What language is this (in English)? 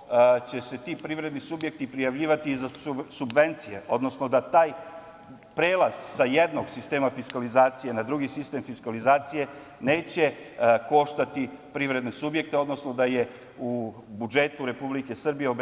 Serbian